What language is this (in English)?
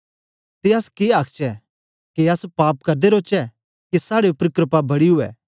Dogri